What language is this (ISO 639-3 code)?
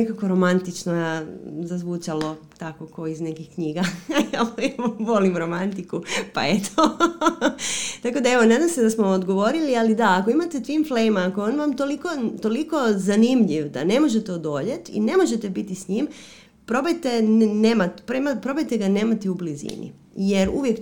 hrv